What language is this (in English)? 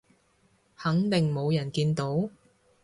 Cantonese